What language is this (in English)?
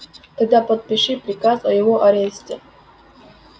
Russian